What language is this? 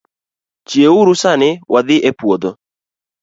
Luo (Kenya and Tanzania)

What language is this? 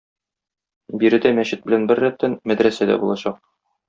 Tatar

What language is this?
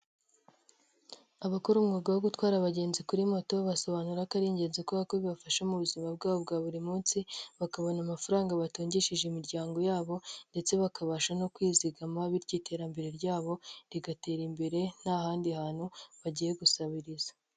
Kinyarwanda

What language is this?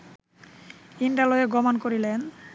Bangla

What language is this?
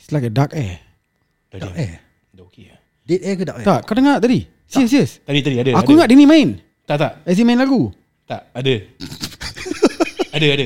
Malay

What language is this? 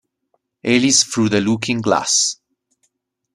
Italian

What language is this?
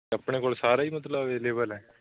Punjabi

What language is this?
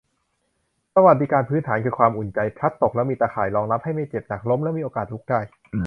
Thai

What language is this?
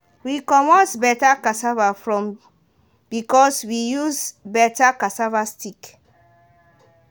Nigerian Pidgin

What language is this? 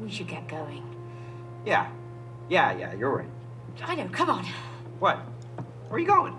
Spanish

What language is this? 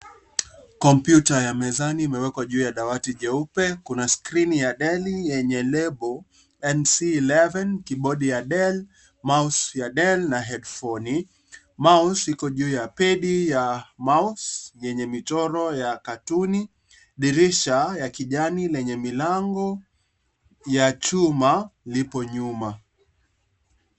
Swahili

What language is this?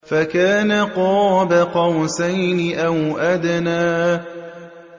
Arabic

